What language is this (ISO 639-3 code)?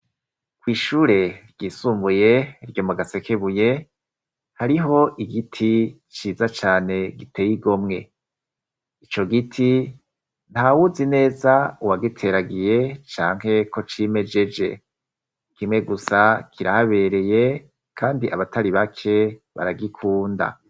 run